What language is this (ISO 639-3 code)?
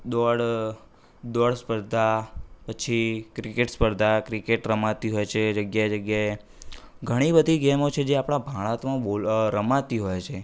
guj